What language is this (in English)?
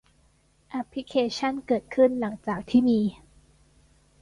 Thai